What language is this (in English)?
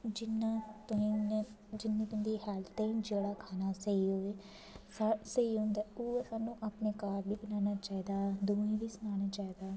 Dogri